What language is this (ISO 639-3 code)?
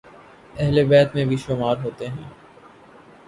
urd